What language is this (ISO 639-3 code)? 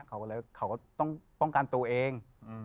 tha